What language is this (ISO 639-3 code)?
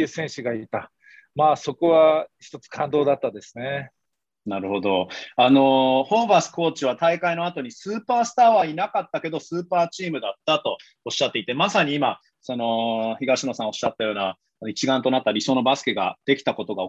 jpn